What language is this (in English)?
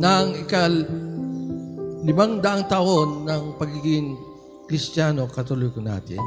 Filipino